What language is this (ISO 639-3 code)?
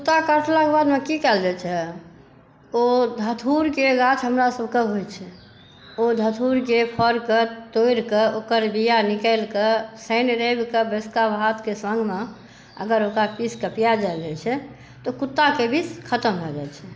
mai